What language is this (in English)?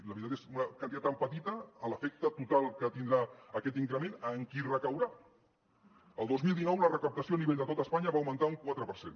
Catalan